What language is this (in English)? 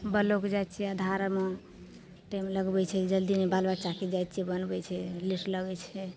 Maithili